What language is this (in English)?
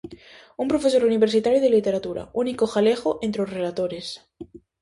Galician